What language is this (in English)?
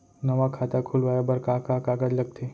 Chhattisgarhi